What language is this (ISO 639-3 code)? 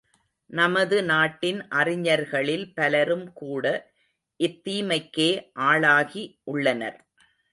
tam